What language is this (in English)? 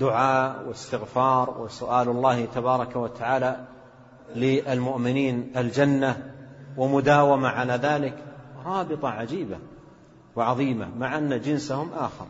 Arabic